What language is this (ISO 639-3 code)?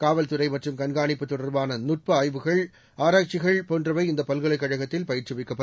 tam